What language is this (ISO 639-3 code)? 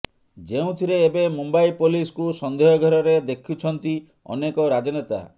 ori